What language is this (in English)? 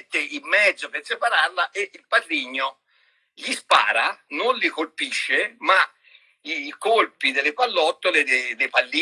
Italian